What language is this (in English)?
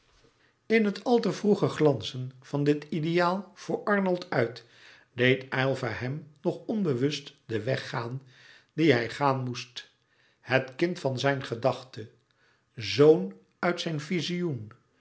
Dutch